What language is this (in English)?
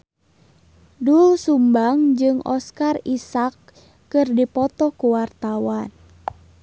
Sundanese